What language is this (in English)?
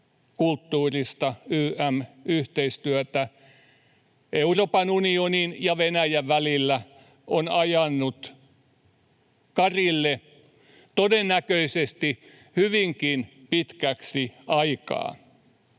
Finnish